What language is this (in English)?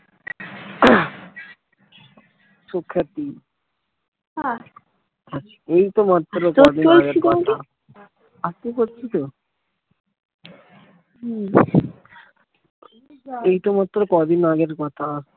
Bangla